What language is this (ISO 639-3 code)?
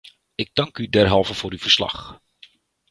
nld